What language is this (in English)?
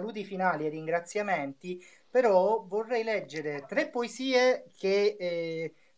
Italian